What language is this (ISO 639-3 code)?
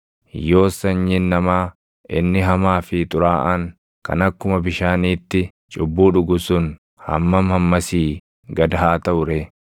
orm